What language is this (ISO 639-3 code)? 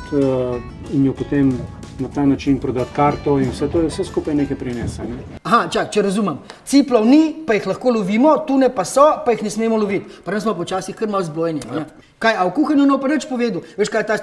slv